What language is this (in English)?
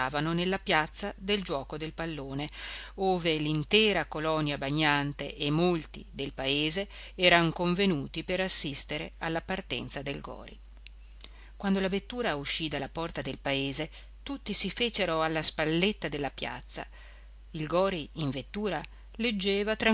Italian